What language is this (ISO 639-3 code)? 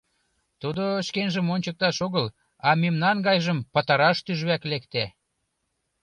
chm